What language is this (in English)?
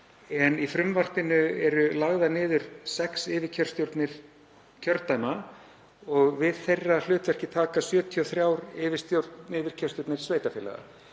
Icelandic